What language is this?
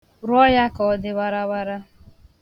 Igbo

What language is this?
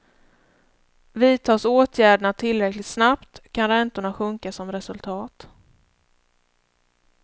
Swedish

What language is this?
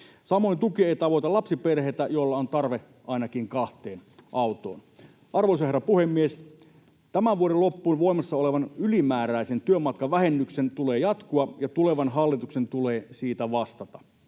Finnish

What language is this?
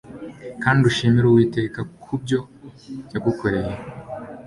Kinyarwanda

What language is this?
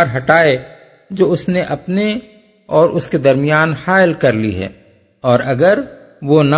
Urdu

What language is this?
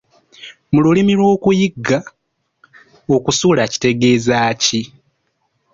Ganda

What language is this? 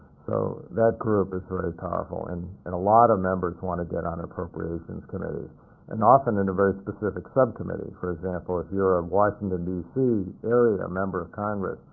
English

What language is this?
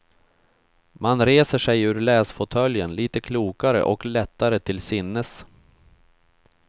Swedish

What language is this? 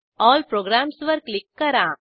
Marathi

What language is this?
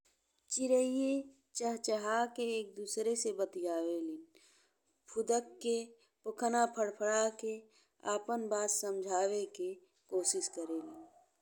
Bhojpuri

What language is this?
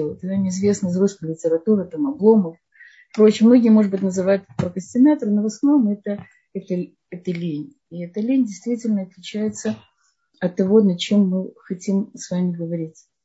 Russian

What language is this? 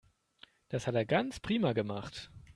German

